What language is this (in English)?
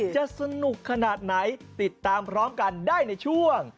Thai